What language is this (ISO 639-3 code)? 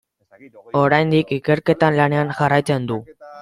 eus